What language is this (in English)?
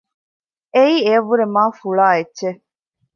Divehi